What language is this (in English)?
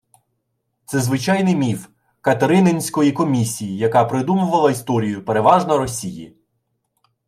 Ukrainian